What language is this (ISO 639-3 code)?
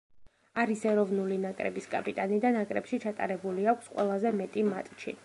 kat